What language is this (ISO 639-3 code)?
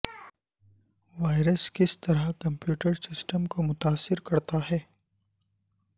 urd